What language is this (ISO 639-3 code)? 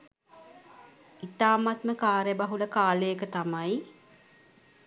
sin